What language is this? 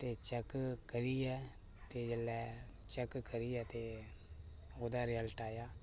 Dogri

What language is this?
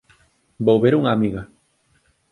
Galician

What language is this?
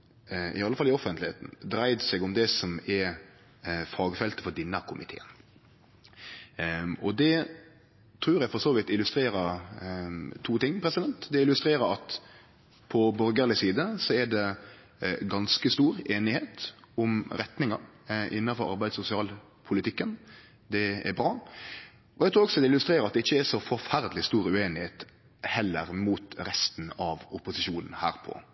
Norwegian Nynorsk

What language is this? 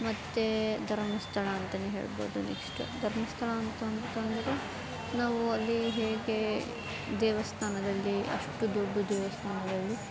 Kannada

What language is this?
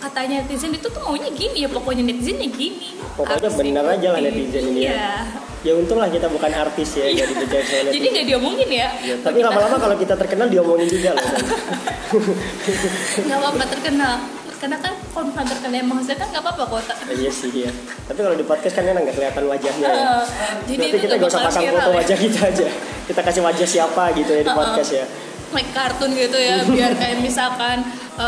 Indonesian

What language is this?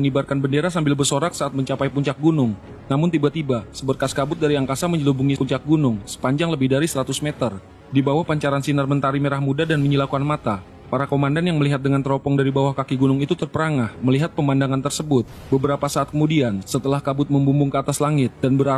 Indonesian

